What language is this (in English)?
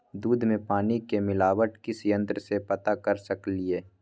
Maithili